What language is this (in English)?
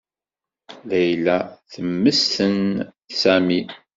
Kabyle